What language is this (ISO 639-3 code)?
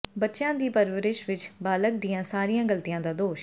pan